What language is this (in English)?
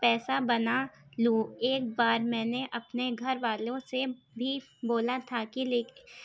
Urdu